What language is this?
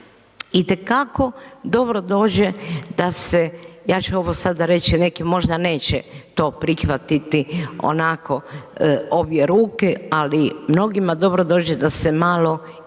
Croatian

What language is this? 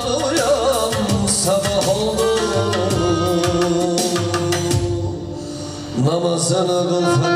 Bulgarian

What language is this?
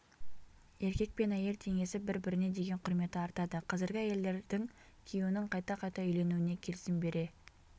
Kazakh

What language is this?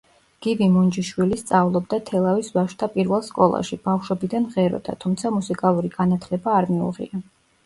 Georgian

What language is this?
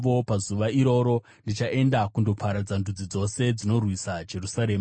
Shona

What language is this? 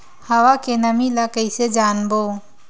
Chhattisgarhi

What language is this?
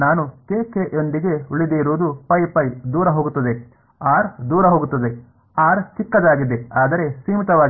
Kannada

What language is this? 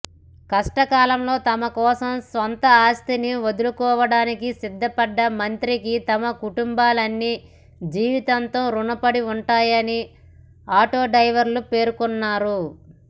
Telugu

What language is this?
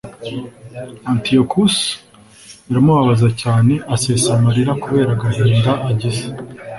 Kinyarwanda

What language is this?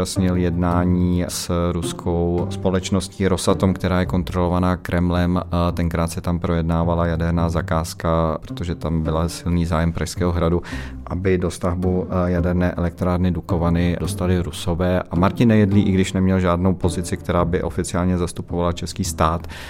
Czech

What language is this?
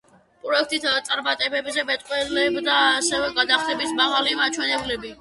Georgian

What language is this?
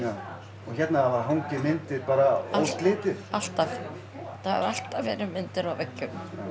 Icelandic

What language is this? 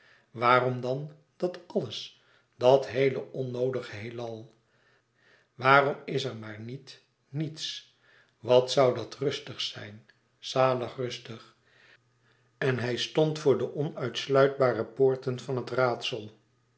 Dutch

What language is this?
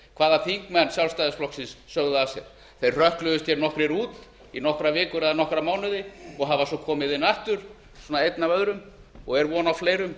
Icelandic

